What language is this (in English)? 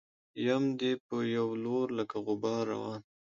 Pashto